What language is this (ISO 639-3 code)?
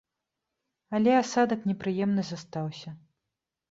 bel